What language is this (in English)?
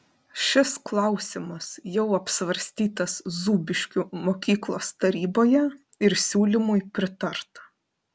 Lithuanian